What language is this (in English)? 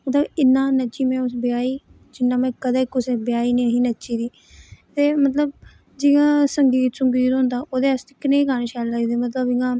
Dogri